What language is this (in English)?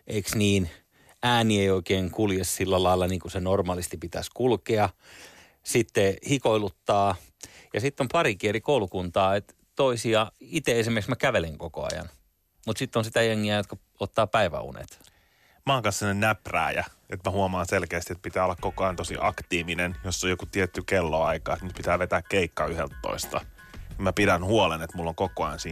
Finnish